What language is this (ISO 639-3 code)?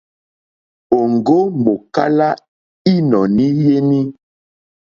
bri